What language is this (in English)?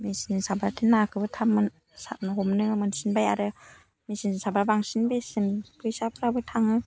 Bodo